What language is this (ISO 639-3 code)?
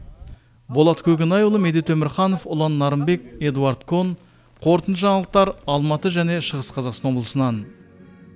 kaz